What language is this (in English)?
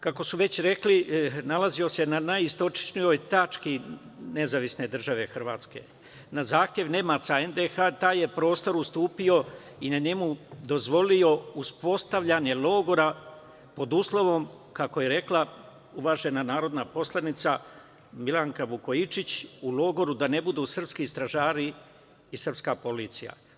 Serbian